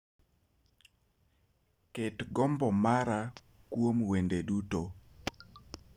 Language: Luo (Kenya and Tanzania)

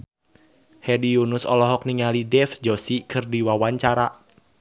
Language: Sundanese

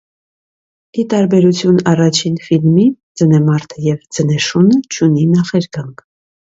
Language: Armenian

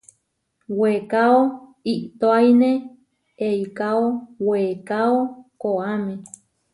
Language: Huarijio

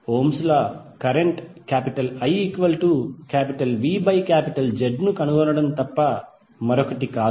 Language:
Telugu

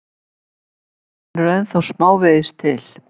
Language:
Icelandic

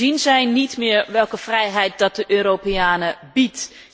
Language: Dutch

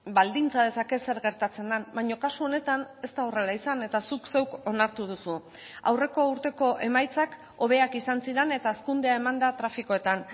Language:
Basque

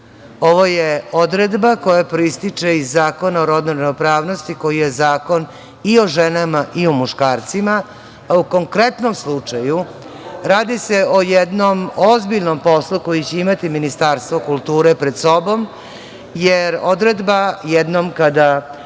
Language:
Serbian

